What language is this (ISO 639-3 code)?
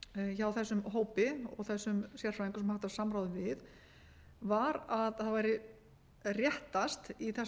isl